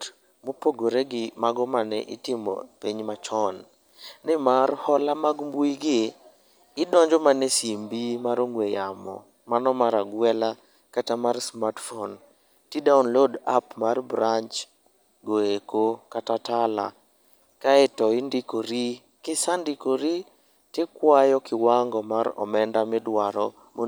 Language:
Luo (Kenya and Tanzania)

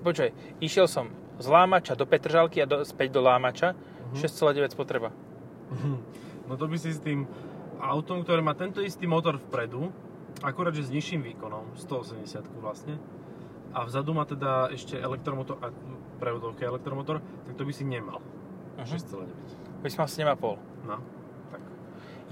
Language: Slovak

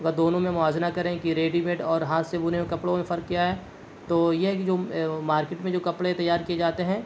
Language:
Urdu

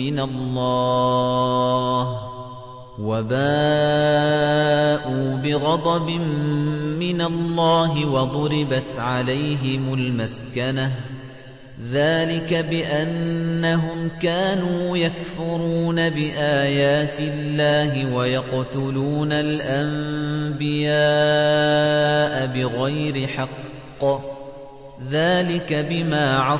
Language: Arabic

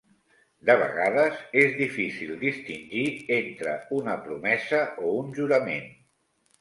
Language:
Catalan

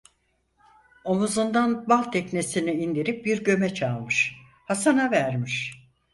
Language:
Turkish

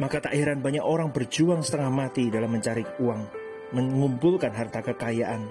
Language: Indonesian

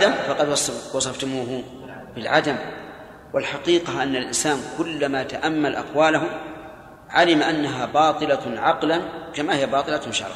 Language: Arabic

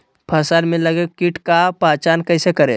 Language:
Magahi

